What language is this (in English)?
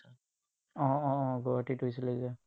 Assamese